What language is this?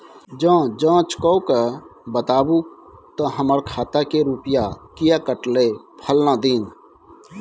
Maithili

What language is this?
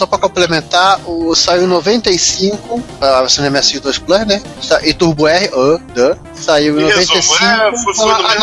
Portuguese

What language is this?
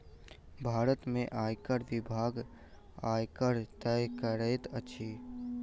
Maithili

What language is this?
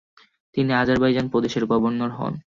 Bangla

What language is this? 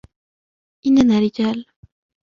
Arabic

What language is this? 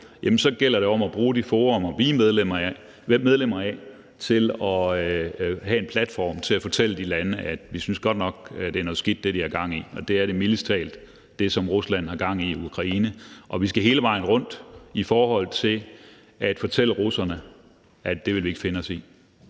Danish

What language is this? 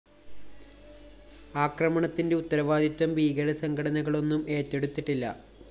Malayalam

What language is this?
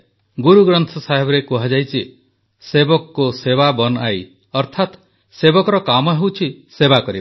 Odia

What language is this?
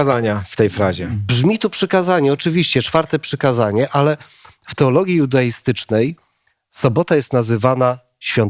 Polish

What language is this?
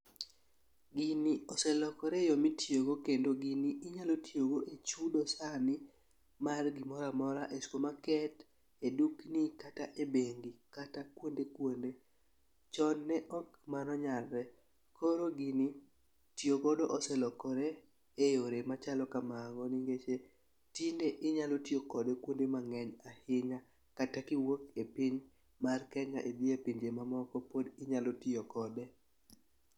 Luo (Kenya and Tanzania)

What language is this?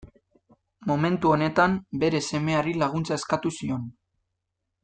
Basque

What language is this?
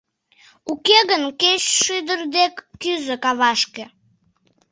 Mari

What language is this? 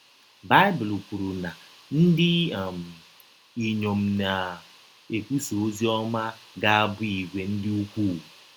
Igbo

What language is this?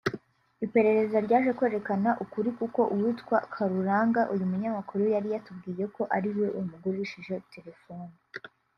Kinyarwanda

